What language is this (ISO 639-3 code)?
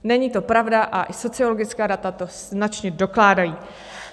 ces